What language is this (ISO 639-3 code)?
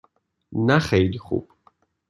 fas